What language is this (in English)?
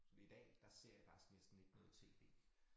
Danish